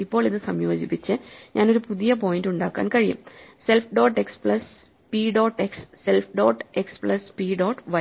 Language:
Malayalam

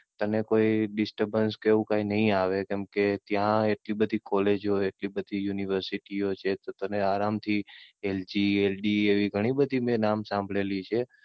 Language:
Gujarati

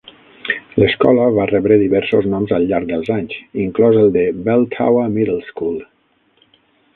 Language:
Catalan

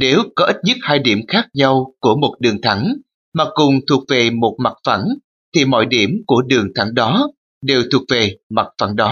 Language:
Vietnamese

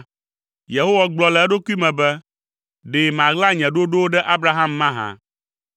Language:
Ewe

